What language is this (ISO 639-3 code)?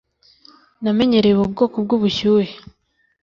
kin